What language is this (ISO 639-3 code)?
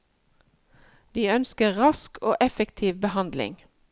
nor